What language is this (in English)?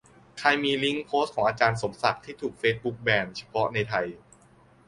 Thai